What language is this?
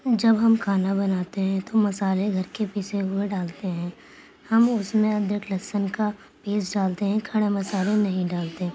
Urdu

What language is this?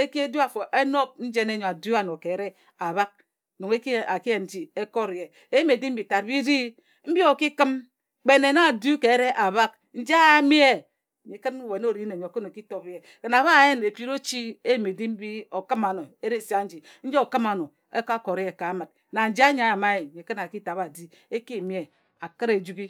Ejagham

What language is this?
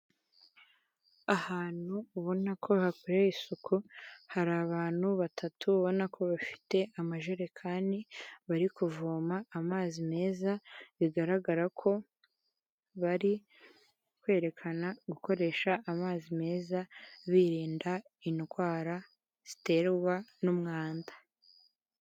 Kinyarwanda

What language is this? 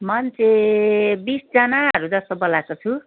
Nepali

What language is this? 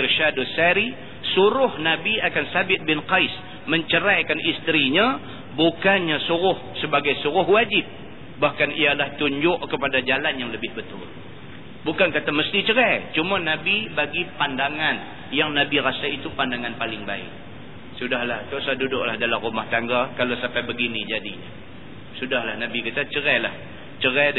Malay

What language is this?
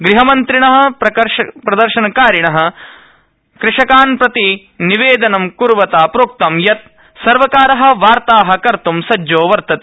Sanskrit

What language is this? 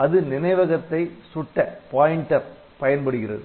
Tamil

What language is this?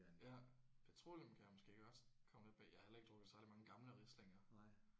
Danish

